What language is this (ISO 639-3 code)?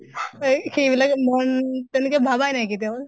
asm